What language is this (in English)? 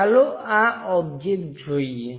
Gujarati